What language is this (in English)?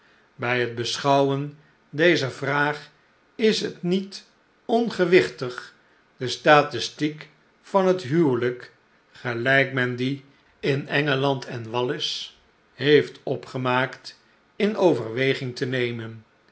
Dutch